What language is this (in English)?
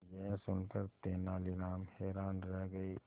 Hindi